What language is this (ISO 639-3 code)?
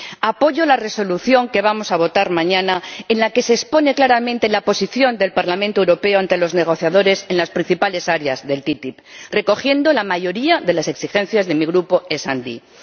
spa